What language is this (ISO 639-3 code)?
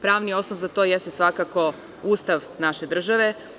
srp